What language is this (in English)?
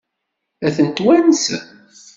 Kabyle